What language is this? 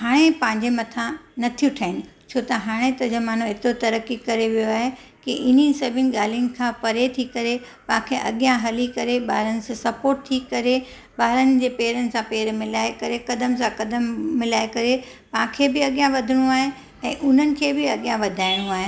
Sindhi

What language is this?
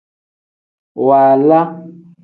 Tem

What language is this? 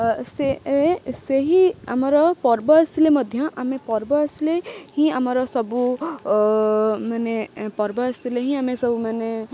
Odia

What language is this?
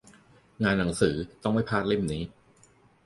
Thai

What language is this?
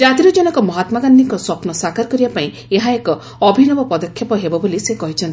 Odia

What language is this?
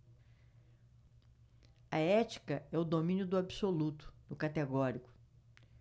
Portuguese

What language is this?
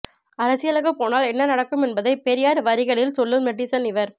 Tamil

